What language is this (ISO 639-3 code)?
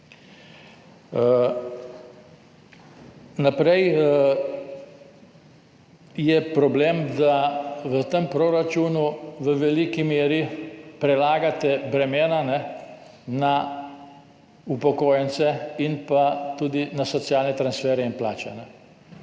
slv